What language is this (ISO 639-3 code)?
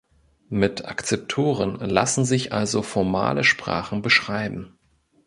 deu